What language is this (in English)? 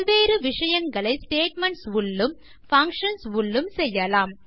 Tamil